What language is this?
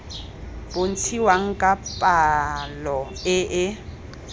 Tswana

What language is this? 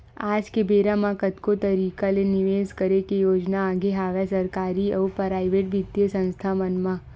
Chhattisgarhi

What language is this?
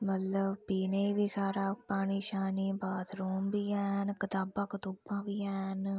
Dogri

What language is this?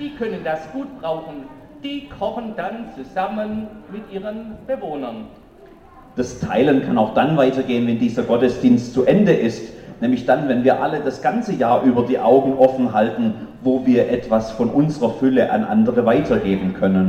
German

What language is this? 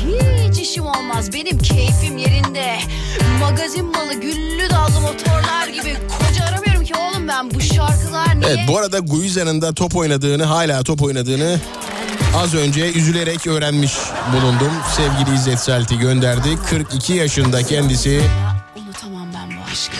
Turkish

